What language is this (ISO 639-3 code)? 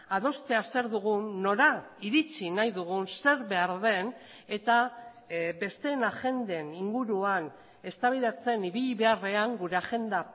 eus